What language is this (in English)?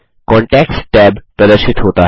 Hindi